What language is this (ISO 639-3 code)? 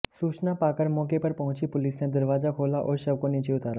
hin